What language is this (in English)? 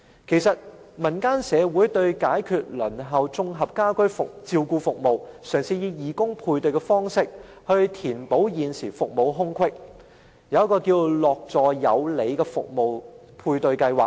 Cantonese